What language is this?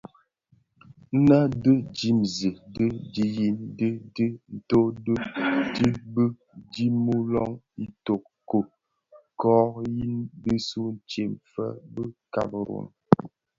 Bafia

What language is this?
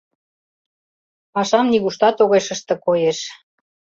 Mari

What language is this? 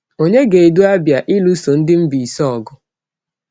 Igbo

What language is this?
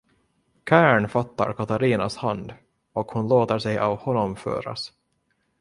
Swedish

